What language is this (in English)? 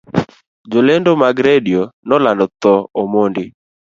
Luo (Kenya and Tanzania)